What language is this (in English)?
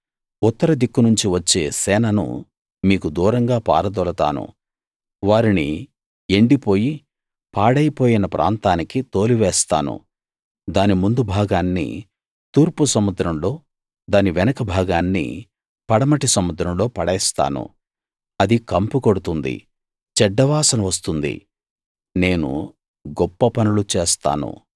Telugu